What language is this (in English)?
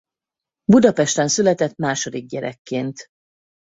Hungarian